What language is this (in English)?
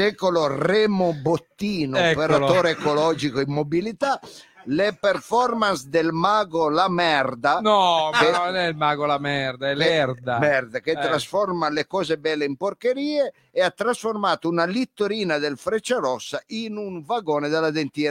Italian